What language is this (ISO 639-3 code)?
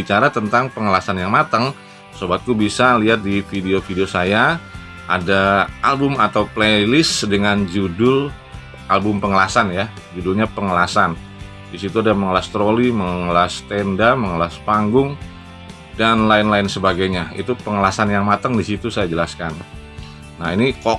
ind